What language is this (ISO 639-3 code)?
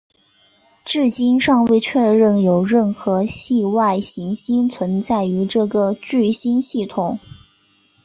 zho